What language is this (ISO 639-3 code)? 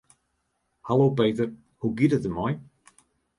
fry